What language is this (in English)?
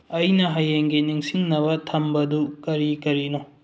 Manipuri